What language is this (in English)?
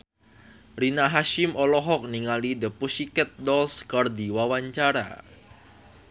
Sundanese